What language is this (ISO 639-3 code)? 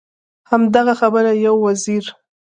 pus